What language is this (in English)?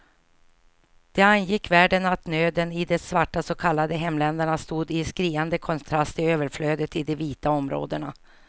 Swedish